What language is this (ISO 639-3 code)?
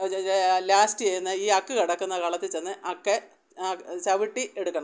mal